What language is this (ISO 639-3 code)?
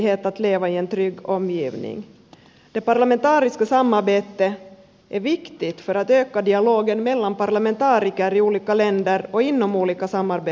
fin